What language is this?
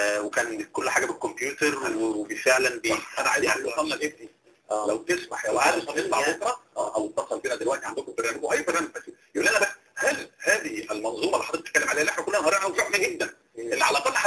Arabic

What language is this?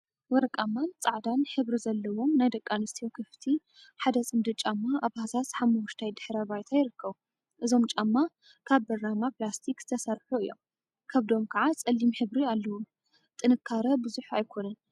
Tigrinya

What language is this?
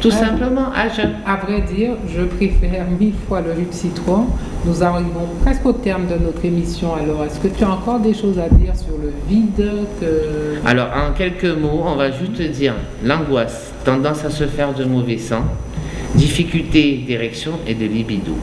French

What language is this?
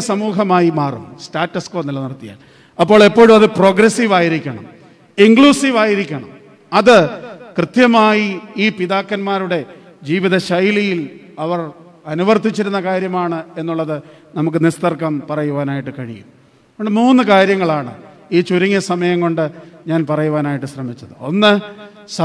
Malayalam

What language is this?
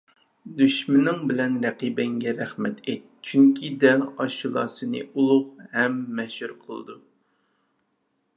Uyghur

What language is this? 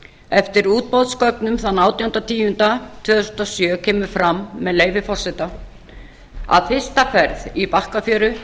Icelandic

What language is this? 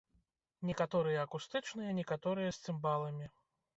Belarusian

